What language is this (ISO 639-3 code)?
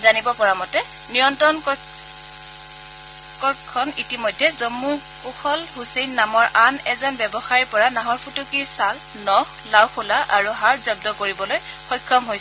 asm